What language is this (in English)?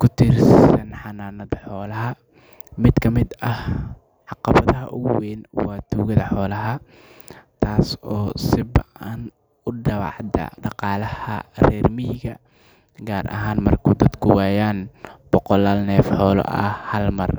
Somali